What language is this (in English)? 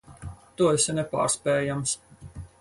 Latvian